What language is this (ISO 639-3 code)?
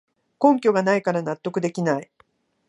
jpn